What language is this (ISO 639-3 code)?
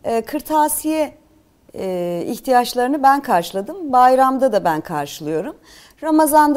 tur